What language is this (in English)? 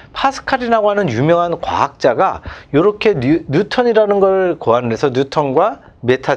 Korean